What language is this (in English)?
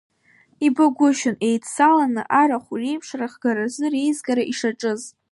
Abkhazian